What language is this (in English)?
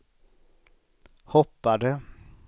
Swedish